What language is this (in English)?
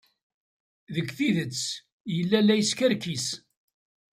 Kabyle